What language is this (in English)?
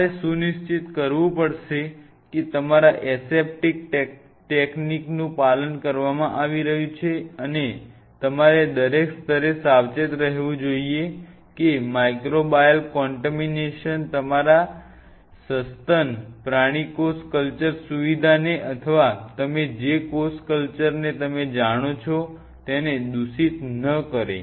Gujarati